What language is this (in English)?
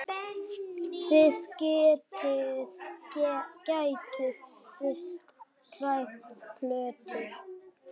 Icelandic